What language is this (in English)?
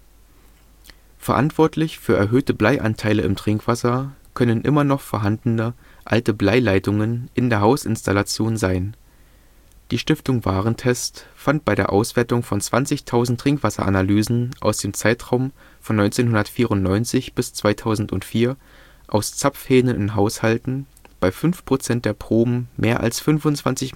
German